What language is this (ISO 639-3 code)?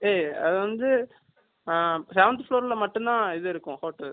tam